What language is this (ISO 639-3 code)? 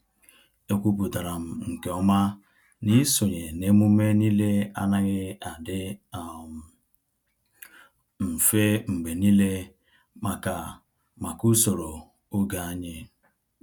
ibo